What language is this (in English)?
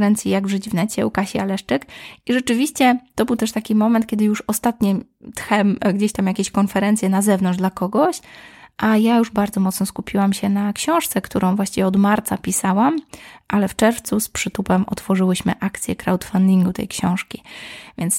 Polish